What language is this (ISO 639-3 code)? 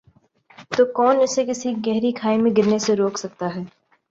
urd